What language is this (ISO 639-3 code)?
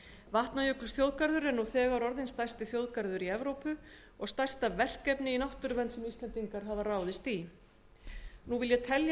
isl